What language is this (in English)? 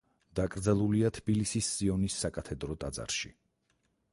Georgian